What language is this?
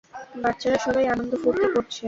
Bangla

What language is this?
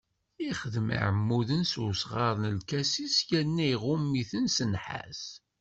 Kabyle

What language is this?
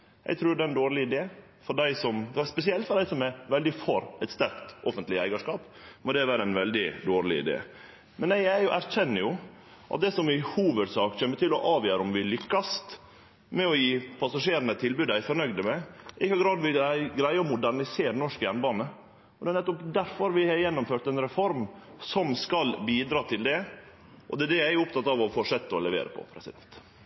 Norwegian Nynorsk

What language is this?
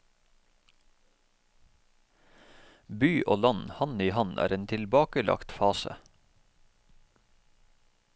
Norwegian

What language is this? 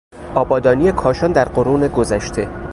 Persian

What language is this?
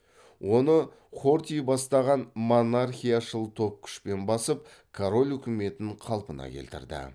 Kazakh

